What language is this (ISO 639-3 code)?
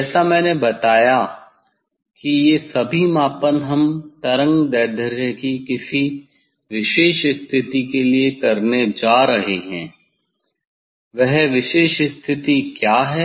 hin